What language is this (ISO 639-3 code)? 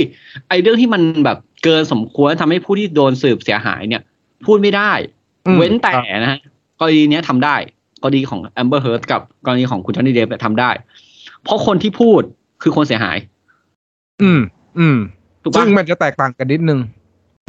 tha